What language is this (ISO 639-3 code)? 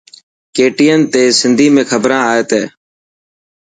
mki